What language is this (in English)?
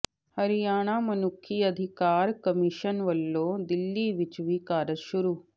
Punjabi